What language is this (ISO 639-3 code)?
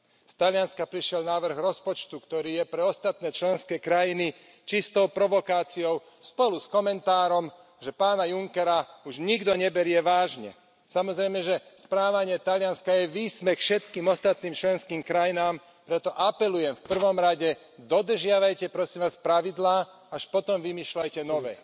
slk